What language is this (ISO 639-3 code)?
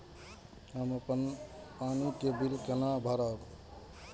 mai